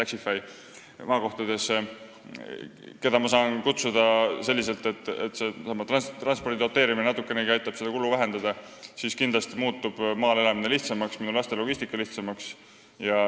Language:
Estonian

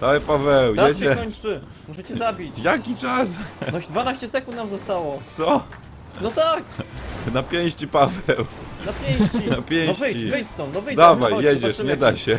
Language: Polish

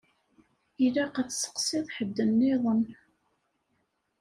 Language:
Kabyle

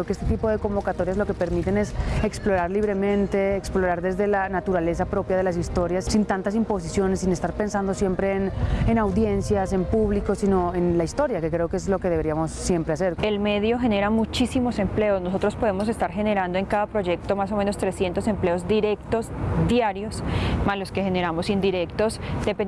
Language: Spanish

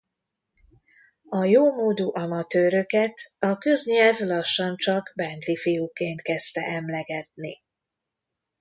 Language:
Hungarian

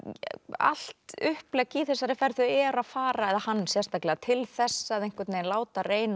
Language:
Icelandic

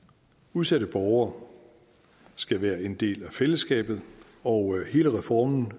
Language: Danish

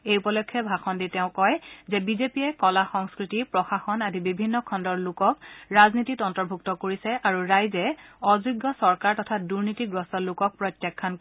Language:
Assamese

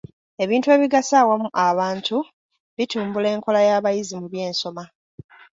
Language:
Ganda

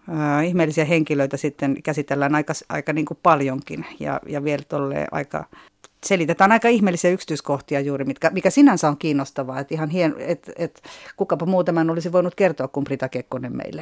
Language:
Finnish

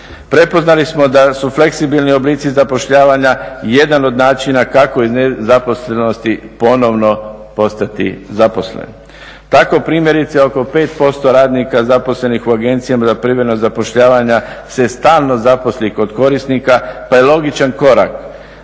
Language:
Croatian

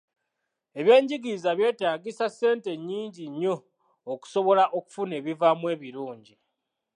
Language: Ganda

